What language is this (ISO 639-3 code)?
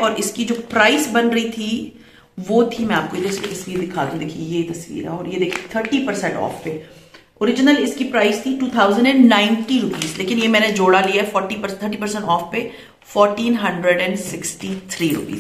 hin